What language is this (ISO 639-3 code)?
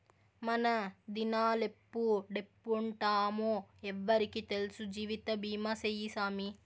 tel